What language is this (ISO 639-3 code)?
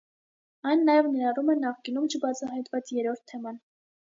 hye